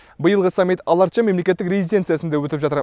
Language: Kazakh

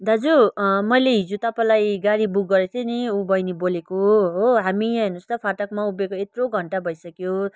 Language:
Nepali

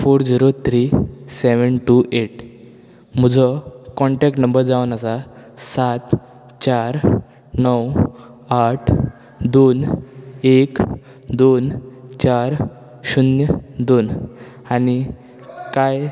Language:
Konkani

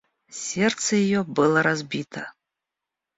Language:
Russian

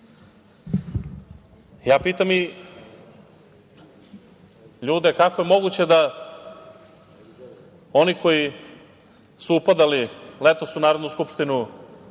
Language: Serbian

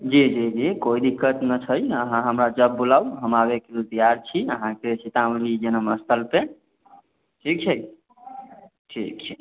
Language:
Maithili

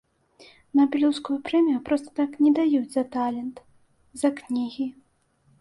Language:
Belarusian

